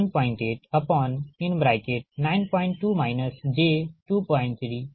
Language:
Hindi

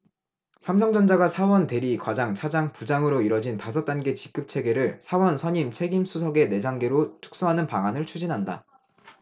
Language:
Korean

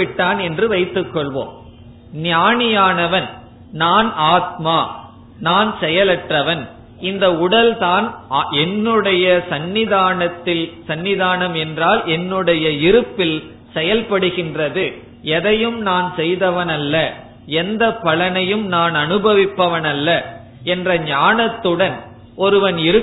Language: Tamil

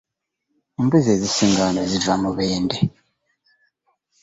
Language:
Ganda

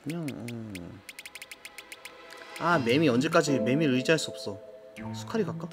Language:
Korean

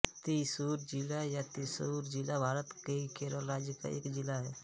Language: Hindi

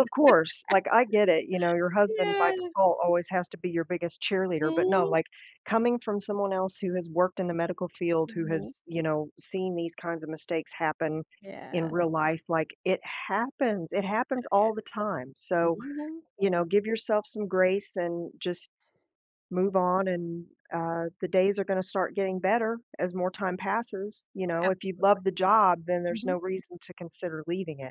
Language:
English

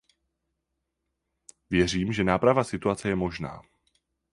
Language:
Czech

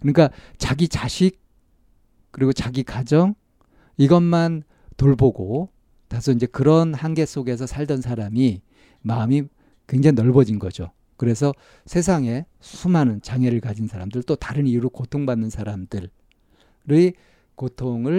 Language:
Korean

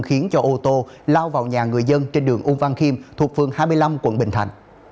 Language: Vietnamese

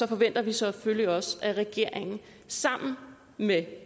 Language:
Danish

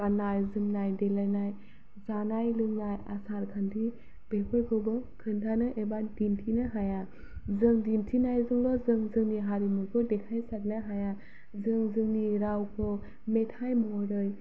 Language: Bodo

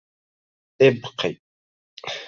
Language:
Arabic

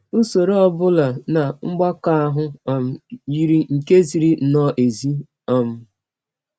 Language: Igbo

